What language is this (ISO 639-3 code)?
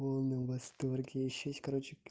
rus